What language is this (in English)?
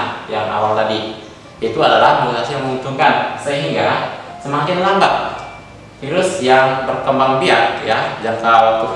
Indonesian